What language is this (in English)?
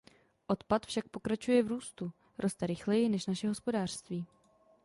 Czech